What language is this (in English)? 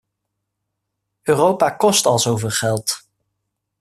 Dutch